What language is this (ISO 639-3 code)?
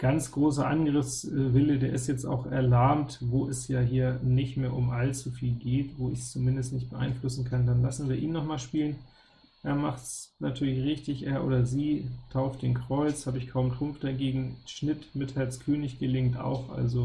deu